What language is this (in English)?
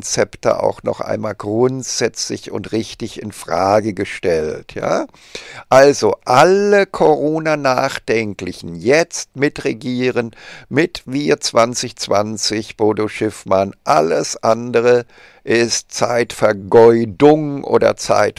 German